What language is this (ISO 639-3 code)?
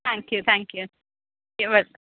urd